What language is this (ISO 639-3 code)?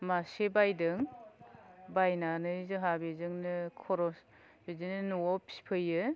brx